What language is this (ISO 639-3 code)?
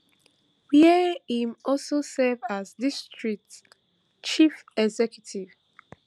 pcm